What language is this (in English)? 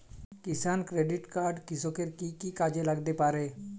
Bangla